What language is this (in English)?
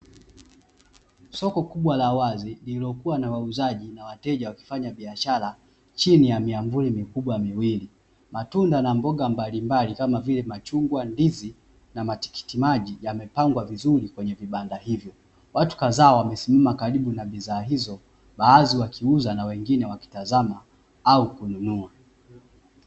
Swahili